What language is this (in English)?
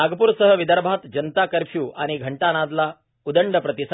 Marathi